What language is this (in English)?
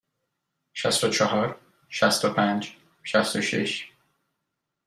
Persian